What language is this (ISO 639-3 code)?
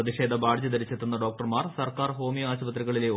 mal